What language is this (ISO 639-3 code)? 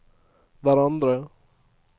nor